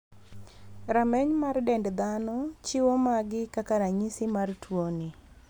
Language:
Luo (Kenya and Tanzania)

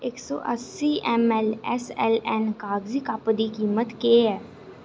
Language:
Dogri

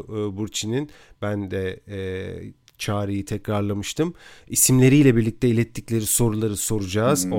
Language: Turkish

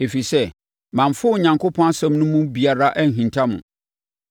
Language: Akan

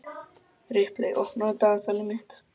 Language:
Icelandic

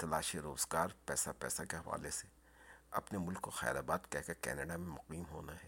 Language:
Urdu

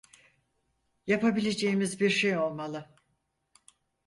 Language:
Turkish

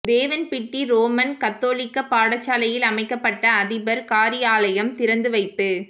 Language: Tamil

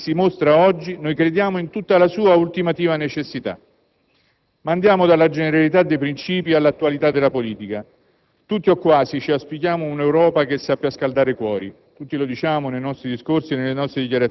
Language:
Italian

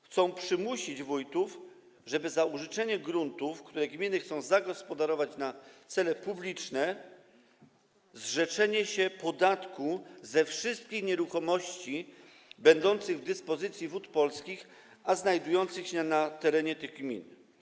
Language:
Polish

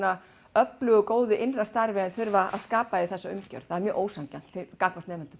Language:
Icelandic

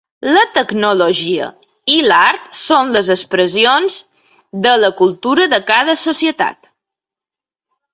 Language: Catalan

